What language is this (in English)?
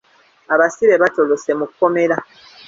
Ganda